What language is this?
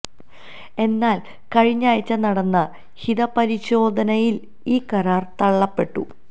Malayalam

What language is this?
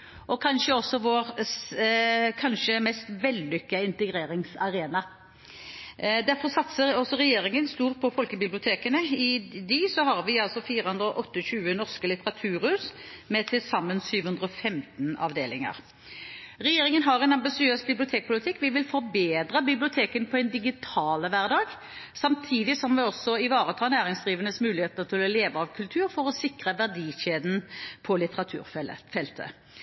Norwegian Bokmål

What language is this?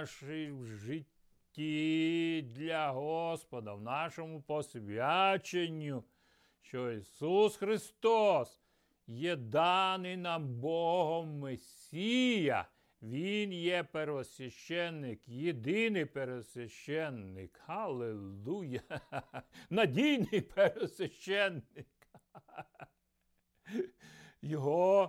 Ukrainian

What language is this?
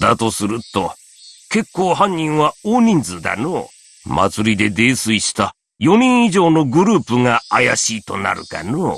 Japanese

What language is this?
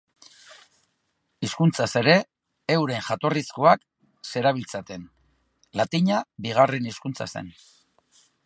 Basque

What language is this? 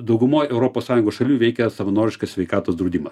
Lithuanian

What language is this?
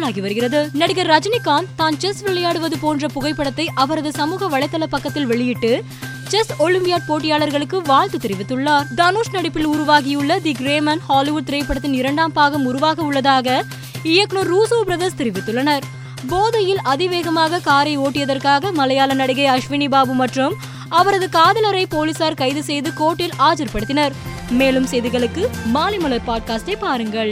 Tamil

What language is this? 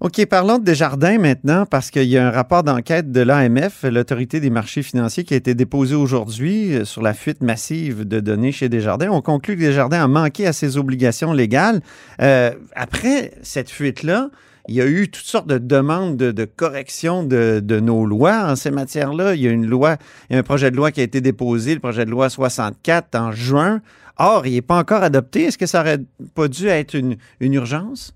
French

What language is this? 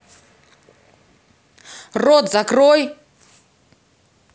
Russian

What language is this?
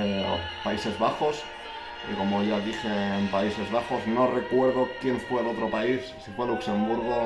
Spanish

